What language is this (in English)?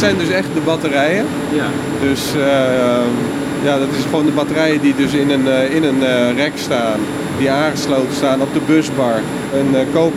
Dutch